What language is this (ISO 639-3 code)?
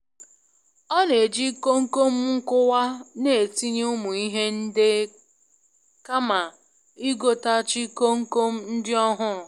ibo